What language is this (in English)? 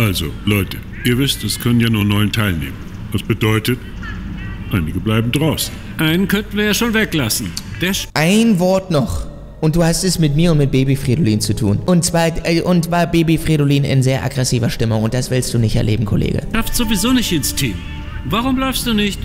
German